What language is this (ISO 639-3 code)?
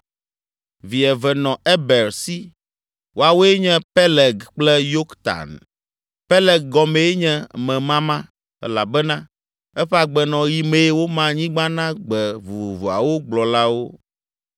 ewe